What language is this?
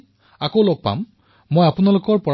Assamese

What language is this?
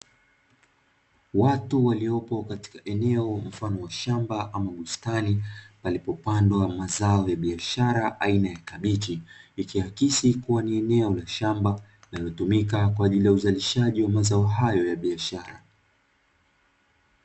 Swahili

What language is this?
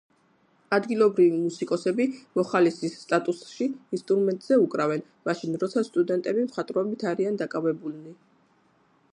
Georgian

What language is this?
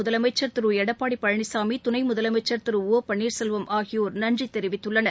Tamil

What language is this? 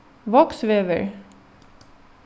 Faroese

